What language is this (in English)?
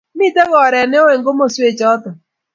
Kalenjin